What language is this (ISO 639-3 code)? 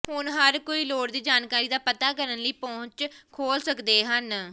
pan